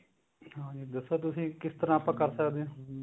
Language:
Punjabi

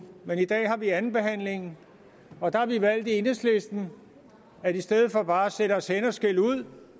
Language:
Danish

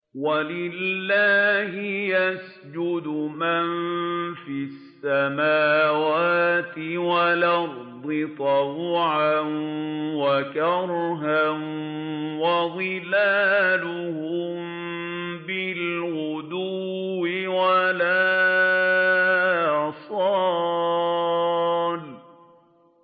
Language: Arabic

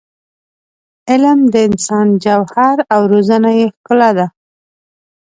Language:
Pashto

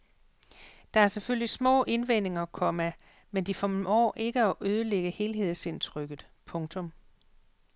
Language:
Danish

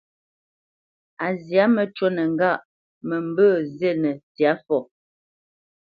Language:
Bamenyam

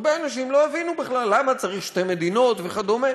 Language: Hebrew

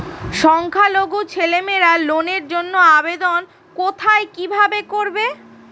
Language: Bangla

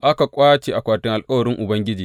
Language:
Hausa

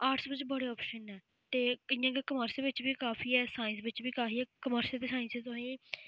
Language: Dogri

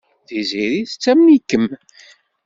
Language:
Kabyle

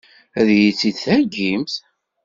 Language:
Kabyle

